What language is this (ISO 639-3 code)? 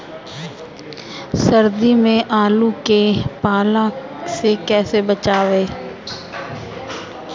bho